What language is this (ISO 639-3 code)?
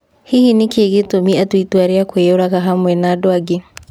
kik